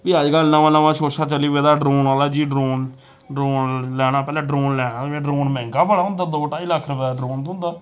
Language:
Dogri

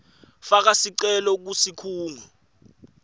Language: Swati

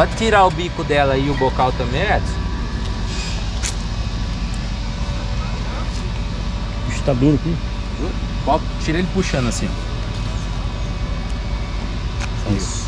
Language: Portuguese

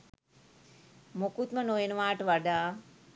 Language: Sinhala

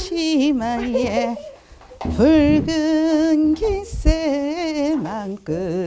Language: Korean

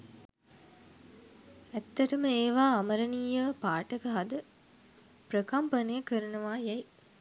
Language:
Sinhala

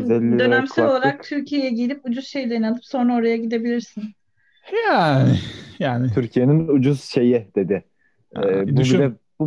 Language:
Turkish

